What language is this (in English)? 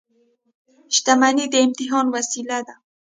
Pashto